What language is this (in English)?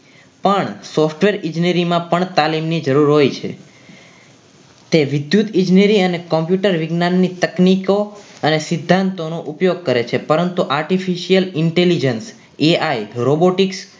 Gujarati